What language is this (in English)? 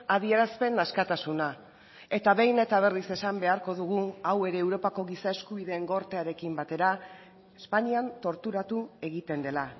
Basque